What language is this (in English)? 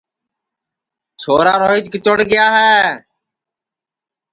Sansi